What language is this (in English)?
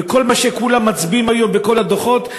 Hebrew